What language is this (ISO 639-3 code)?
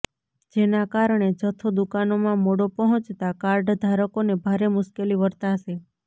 guj